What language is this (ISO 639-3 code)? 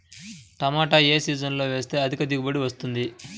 tel